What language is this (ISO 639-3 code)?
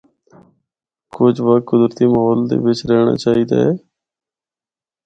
hno